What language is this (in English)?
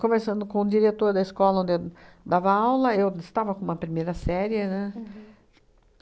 Portuguese